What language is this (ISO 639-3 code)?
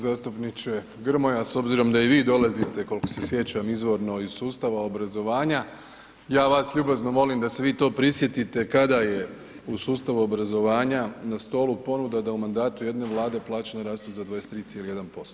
hrv